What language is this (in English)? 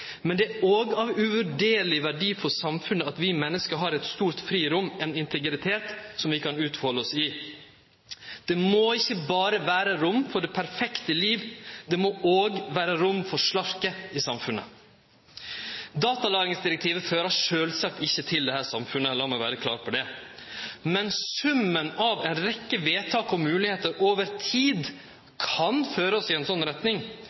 Norwegian Nynorsk